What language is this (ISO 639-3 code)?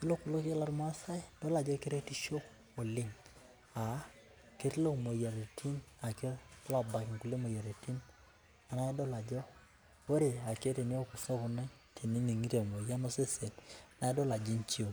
mas